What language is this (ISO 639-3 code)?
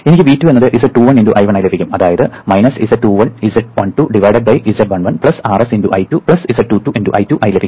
mal